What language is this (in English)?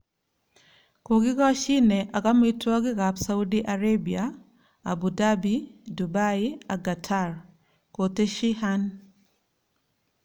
Kalenjin